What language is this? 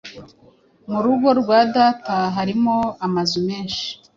Kinyarwanda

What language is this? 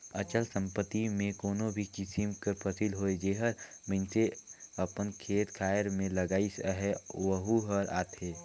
Chhattisgarhi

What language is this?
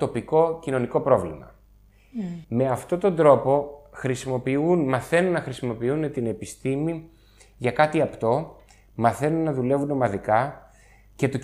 Greek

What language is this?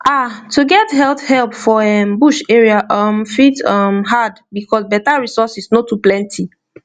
Nigerian Pidgin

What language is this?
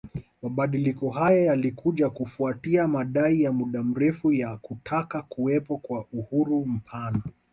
Swahili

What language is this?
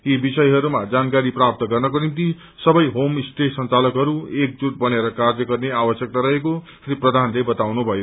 Nepali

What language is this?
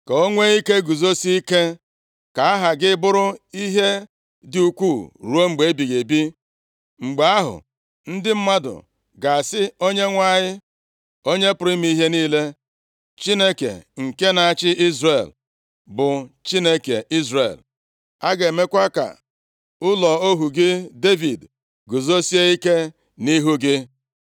Igbo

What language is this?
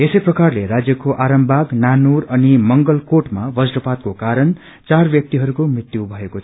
Nepali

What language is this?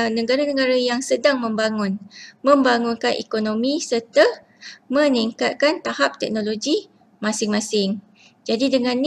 Malay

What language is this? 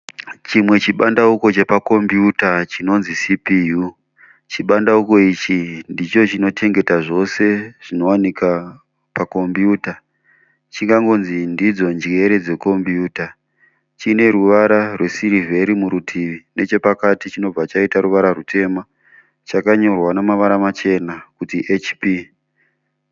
Shona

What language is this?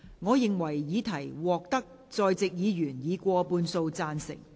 Cantonese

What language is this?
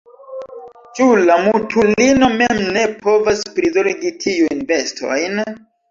Esperanto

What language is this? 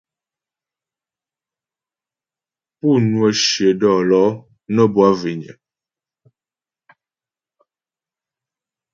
Ghomala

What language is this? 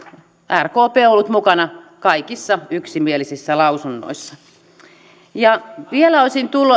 Finnish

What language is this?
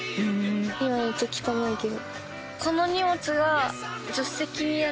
Japanese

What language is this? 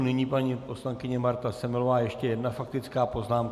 Czech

